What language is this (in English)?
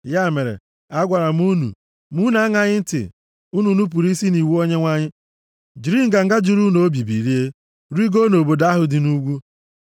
Igbo